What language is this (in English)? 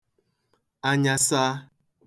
Igbo